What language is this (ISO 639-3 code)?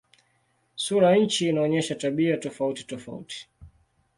swa